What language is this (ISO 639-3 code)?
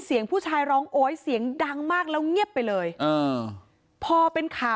tha